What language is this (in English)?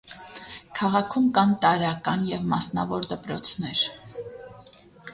Armenian